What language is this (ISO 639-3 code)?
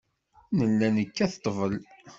kab